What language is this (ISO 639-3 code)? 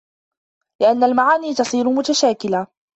ara